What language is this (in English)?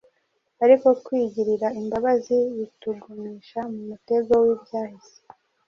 Kinyarwanda